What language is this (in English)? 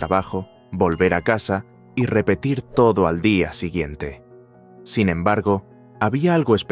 Spanish